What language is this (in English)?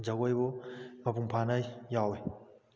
Manipuri